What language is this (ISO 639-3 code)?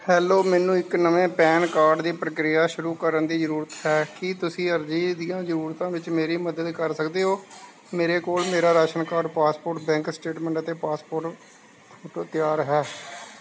pan